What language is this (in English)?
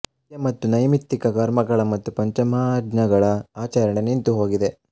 Kannada